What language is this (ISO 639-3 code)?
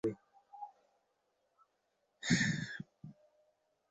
ben